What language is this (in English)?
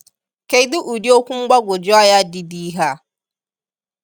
Igbo